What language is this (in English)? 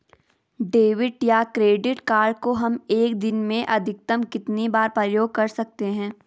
Hindi